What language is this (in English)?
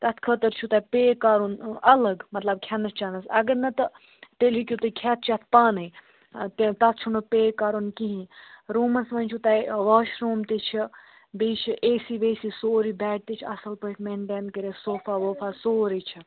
Kashmiri